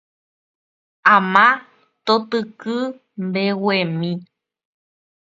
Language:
Guarani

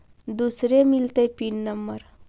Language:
Magahi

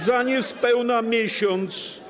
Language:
Polish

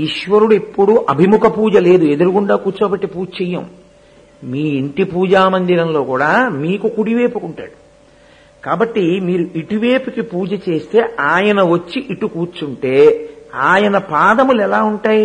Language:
Telugu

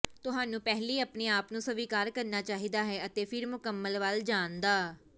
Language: Punjabi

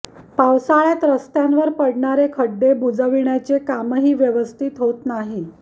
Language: Marathi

